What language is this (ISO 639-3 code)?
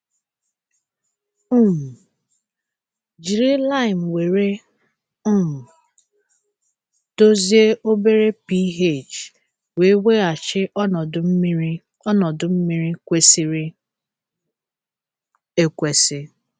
ibo